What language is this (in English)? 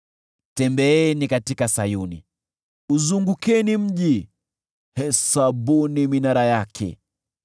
Swahili